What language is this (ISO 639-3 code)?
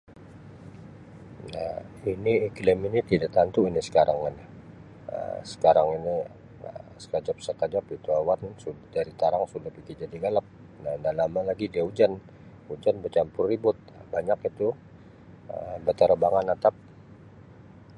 msi